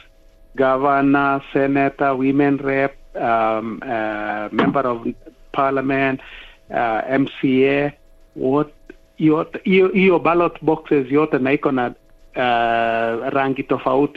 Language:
Swahili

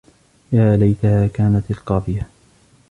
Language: Arabic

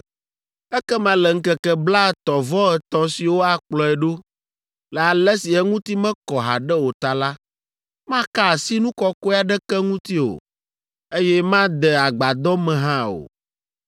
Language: Ewe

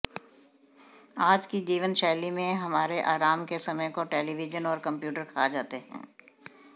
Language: Hindi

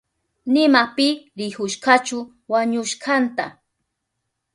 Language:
Southern Pastaza Quechua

